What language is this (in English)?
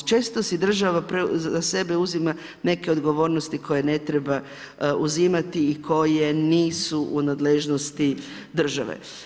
Croatian